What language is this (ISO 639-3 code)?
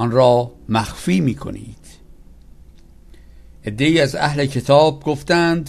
fas